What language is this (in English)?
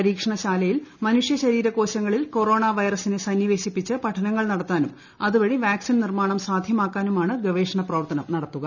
Malayalam